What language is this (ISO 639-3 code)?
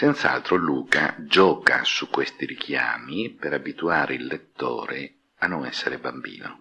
ita